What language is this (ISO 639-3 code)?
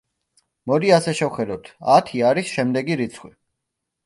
kat